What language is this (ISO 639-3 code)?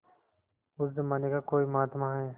hin